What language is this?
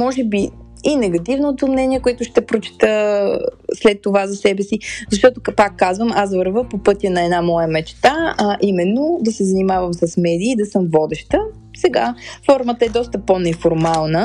Bulgarian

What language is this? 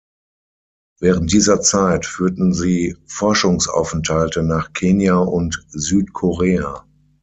German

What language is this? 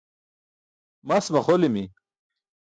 Burushaski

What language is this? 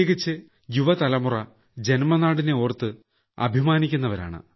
Malayalam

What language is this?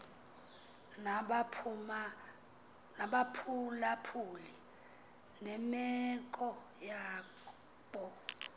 Xhosa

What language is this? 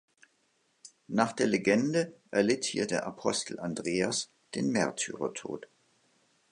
German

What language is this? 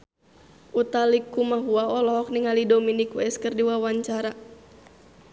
Sundanese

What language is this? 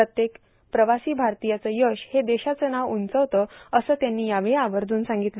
Marathi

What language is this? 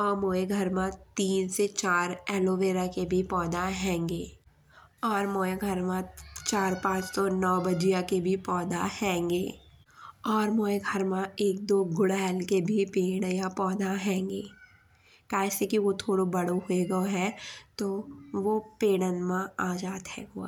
Bundeli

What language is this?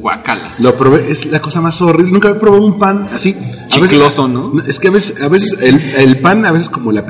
Spanish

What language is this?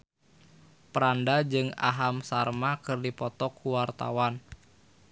Sundanese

